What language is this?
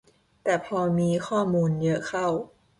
Thai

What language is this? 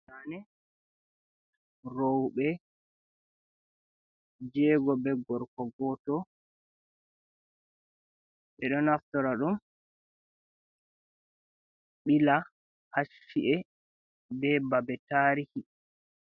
Fula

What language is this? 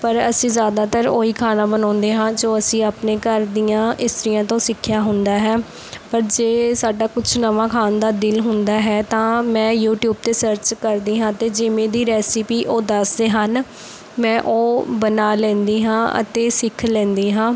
Punjabi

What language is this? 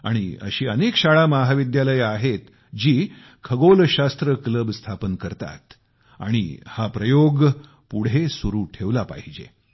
Marathi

